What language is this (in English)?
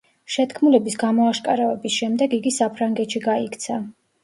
Georgian